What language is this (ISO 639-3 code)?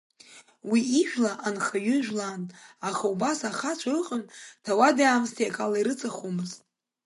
abk